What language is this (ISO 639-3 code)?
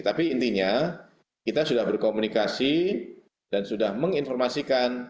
ind